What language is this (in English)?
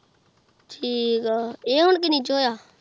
Punjabi